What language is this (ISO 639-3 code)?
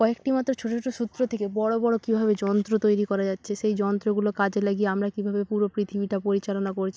ben